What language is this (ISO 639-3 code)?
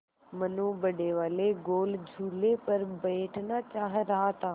hin